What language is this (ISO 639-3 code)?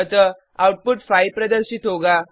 hin